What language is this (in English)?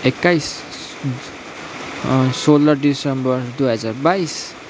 Nepali